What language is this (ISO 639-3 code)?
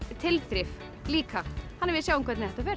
isl